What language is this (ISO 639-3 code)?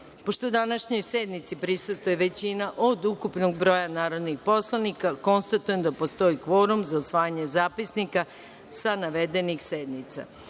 srp